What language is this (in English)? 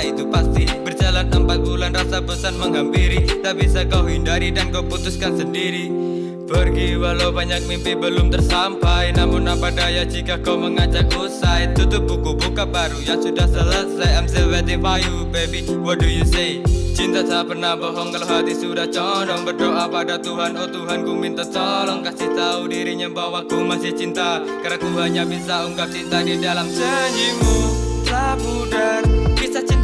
Indonesian